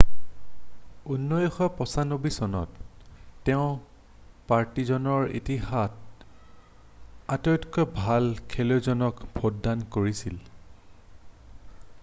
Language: Assamese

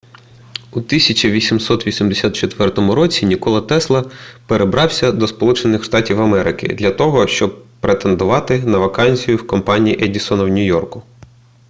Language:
Ukrainian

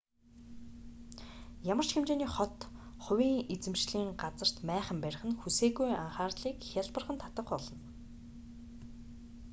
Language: Mongolian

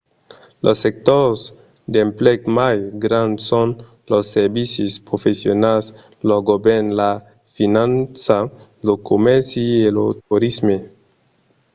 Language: Occitan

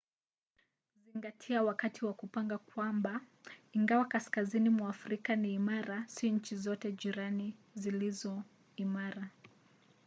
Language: Swahili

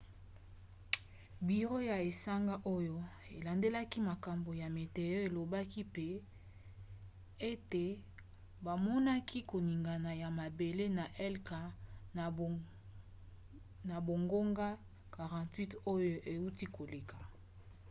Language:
Lingala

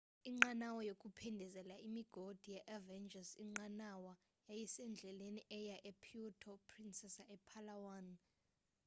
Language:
Xhosa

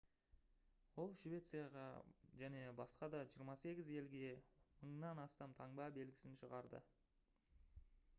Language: Kazakh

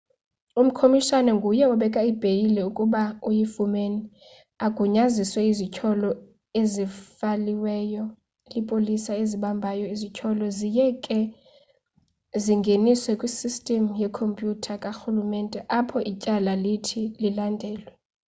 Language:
Xhosa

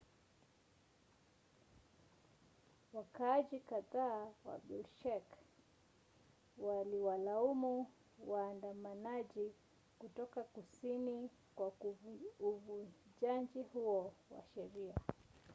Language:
Swahili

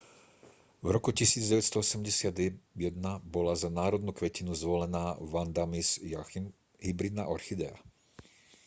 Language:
Slovak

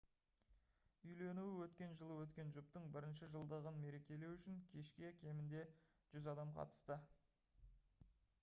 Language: Kazakh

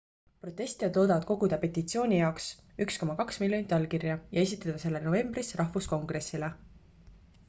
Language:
Estonian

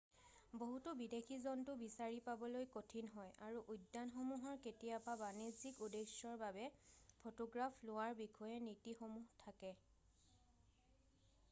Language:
Assamese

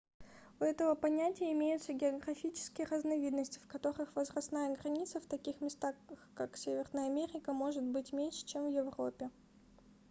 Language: Russian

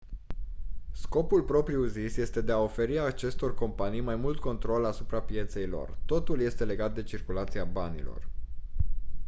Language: Romanian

